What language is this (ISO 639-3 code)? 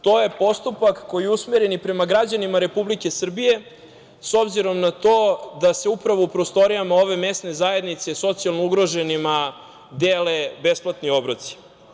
srp